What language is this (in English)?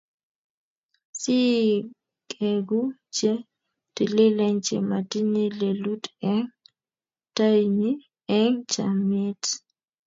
Kalenjin